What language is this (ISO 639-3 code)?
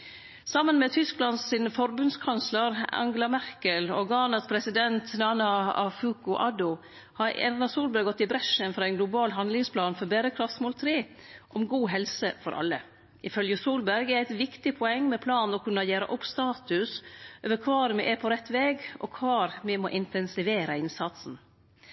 nno